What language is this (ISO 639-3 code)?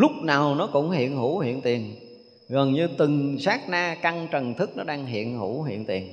vie